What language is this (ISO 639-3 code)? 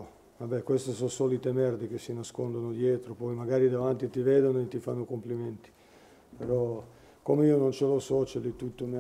ita